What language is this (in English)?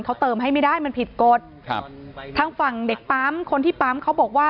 Thai